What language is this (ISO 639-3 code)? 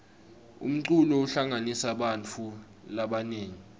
ssw